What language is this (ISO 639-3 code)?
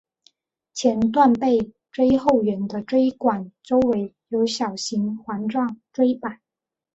zho